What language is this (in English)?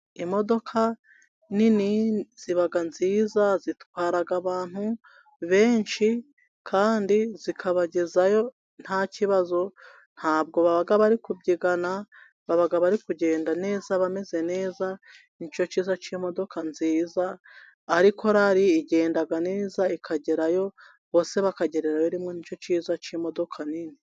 Kinyarwanda